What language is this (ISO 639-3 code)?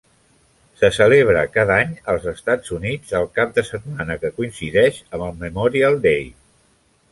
cat